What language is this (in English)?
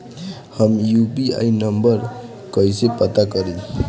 Bhojpuri